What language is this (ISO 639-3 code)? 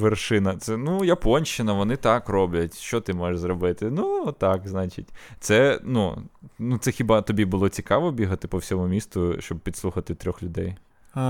ukr